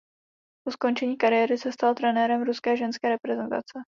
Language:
Czech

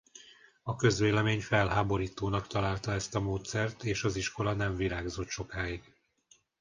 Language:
Hungarian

